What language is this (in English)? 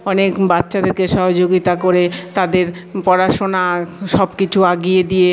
Bangla